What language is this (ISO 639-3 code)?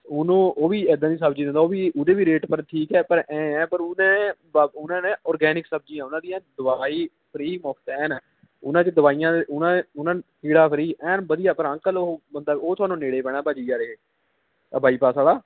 pan